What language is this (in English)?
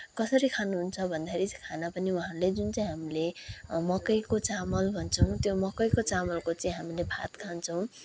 Nepali